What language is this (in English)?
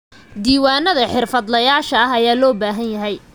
Somali